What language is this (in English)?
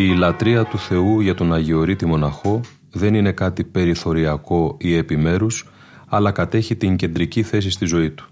Greek